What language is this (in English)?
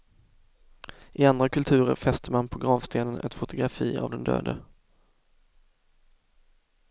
Swedish